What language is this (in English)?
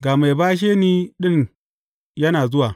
Hausa